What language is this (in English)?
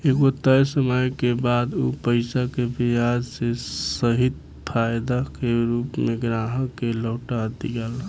Bhojpuri